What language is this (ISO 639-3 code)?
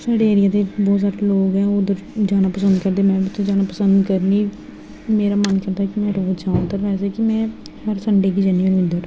doi